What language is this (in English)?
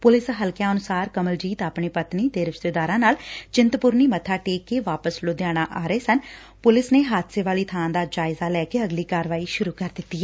Punjabi